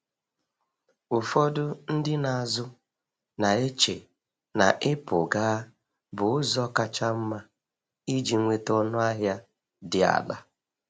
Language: Igbo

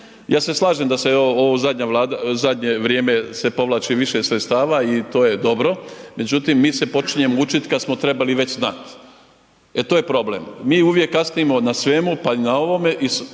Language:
Croatian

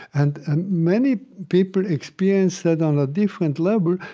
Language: English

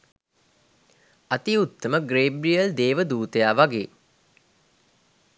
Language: Sinhala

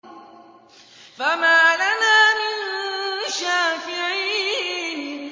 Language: Arabic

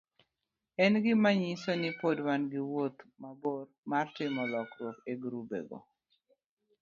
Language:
Luo (Kenya and Tanzania)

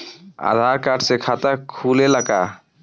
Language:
Bhojpuri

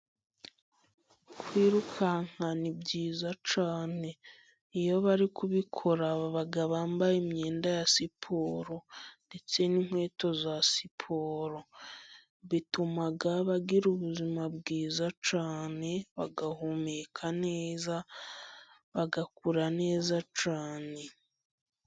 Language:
Kinyarwanda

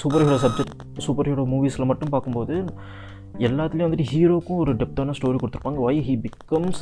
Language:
Tamil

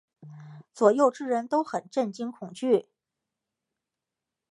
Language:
Chinese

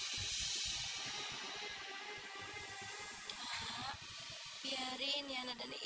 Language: Indonesian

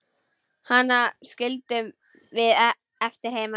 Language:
Icelandic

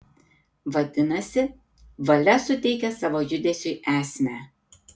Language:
Lithuanian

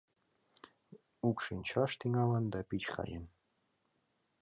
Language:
Mari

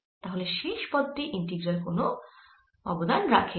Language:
Bangla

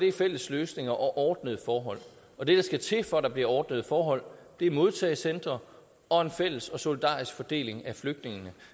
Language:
Danish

